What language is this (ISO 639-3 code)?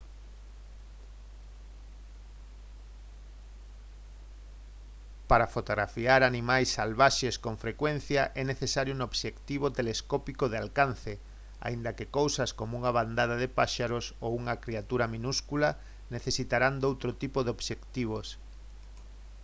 glg